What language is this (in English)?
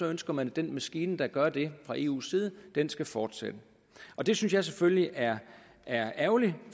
Danish